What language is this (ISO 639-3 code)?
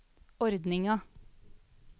nor